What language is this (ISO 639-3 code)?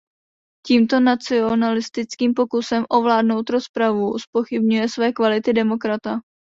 ces